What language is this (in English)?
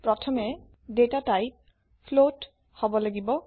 Assamese